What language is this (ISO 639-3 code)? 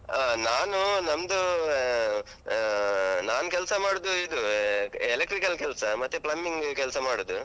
kan